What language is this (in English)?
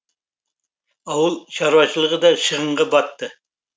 Kazakh